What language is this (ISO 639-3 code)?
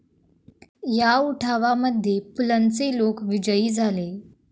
mar